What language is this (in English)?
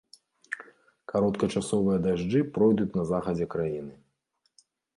Belarusian